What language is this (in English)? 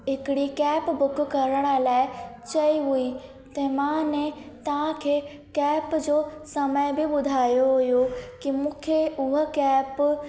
Sindhi